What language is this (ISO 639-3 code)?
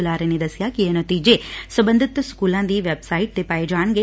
pan